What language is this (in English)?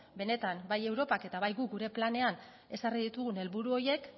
Basque